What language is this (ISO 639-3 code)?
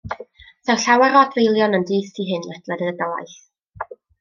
cym